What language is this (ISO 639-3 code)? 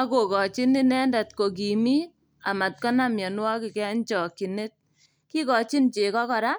kln